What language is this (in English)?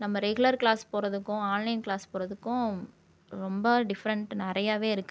Tamil